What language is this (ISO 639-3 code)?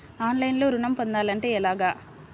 tel